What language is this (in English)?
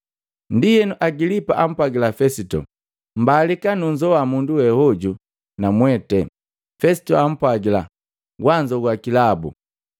Matengo